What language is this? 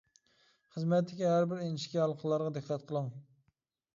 Uyghur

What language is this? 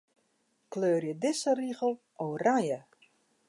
Western Frisian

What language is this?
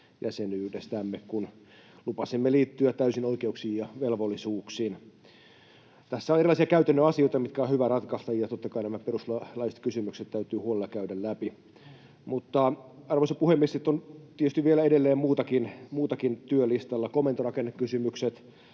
Finnish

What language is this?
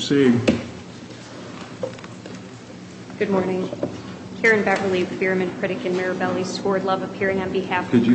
English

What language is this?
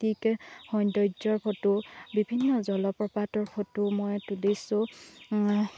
Assamese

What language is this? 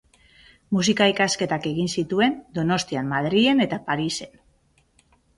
Basque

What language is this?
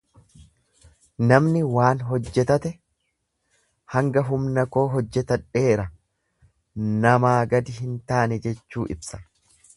Oromo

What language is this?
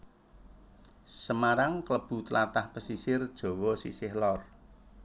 Javanese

